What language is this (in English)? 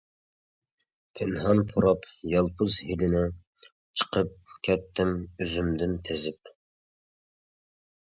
Uyghur